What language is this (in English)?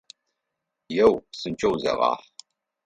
Adyghe